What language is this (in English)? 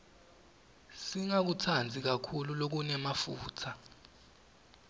Swati